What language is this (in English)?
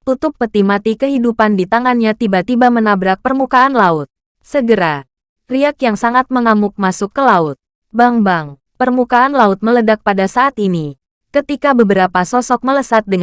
Indonesian